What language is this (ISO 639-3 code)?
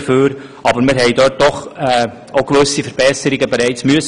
gsw